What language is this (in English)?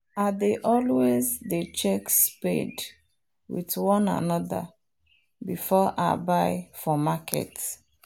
Nigerian Pidgin